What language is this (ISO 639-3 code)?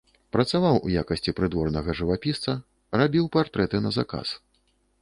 bel